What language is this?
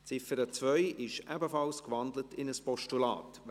Swiss German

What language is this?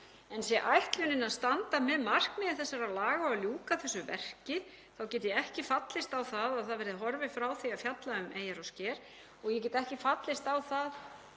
Icelandic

